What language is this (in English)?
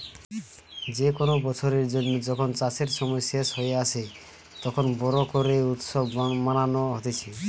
Bangla